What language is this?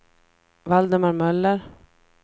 Swedish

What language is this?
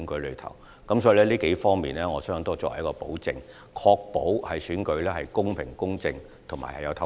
Cantonese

